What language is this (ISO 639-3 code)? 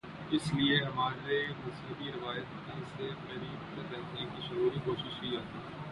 urd